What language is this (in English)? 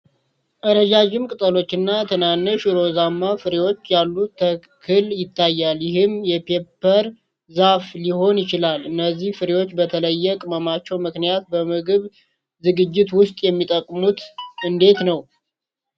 Amharic